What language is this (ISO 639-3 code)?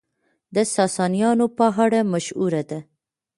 pus